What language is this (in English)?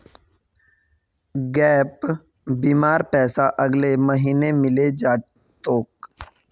Magahi